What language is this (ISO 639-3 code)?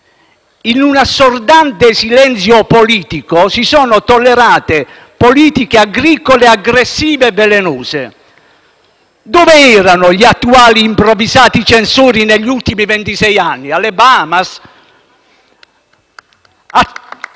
ita